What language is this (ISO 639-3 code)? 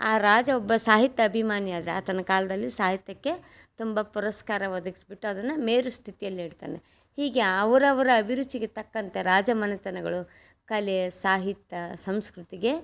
kan